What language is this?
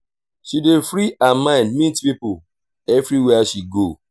Nigerian Pidgin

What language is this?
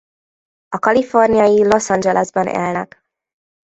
Hungarian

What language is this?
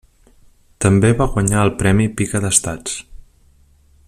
Catalan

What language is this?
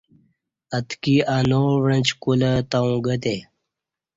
Kati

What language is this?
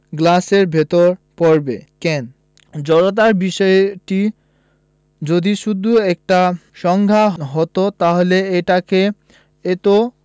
Bangla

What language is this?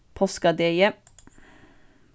Faroese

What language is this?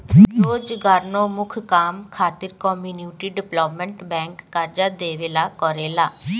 Bhojpuri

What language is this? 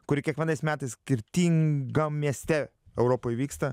Lithuanian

